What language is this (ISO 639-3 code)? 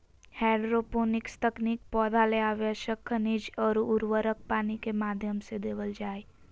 mag